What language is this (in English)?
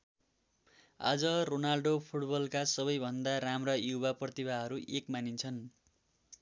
Nepali